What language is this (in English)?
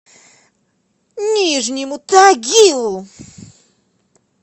Russian